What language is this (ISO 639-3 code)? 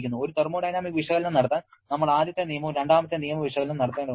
mal